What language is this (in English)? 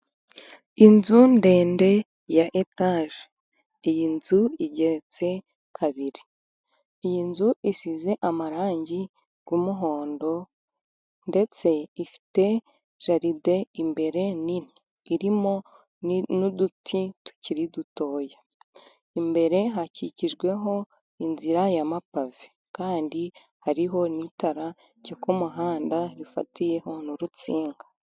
Kinyarwanda